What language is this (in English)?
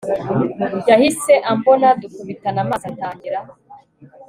Kinyarwanda